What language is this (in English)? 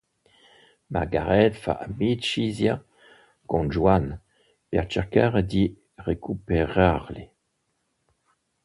Italian